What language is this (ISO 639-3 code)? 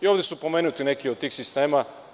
srp